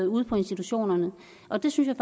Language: Danish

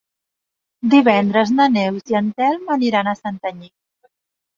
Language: Catalan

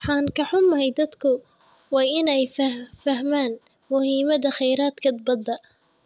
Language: Somali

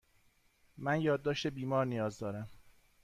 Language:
Persian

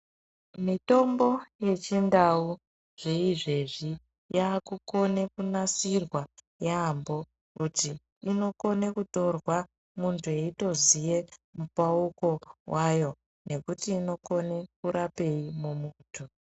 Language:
Ndau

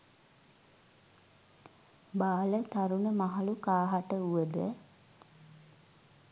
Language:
Sinhala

